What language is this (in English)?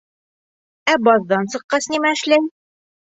Bashkir